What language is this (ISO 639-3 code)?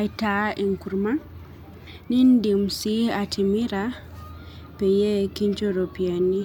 mas